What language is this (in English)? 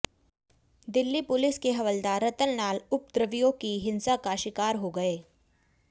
Hindi